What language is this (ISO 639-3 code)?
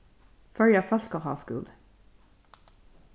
fao